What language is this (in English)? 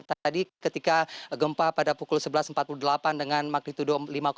Indonesian